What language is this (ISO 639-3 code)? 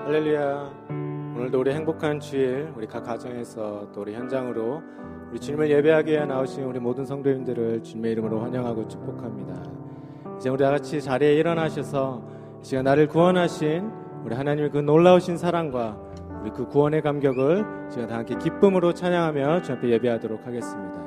kor